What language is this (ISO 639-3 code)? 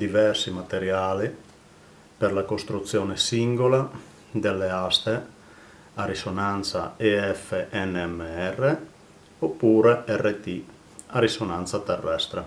ita